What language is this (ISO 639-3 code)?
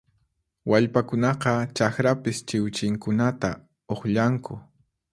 qxp